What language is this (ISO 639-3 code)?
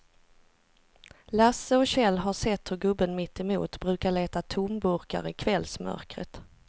swe